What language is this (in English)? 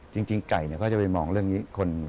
Thai